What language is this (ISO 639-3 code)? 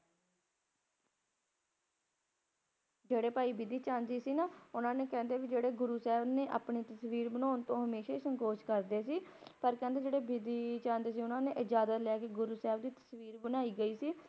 pan